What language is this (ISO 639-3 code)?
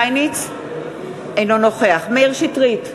heb